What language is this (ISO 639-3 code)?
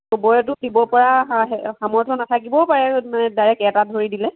asm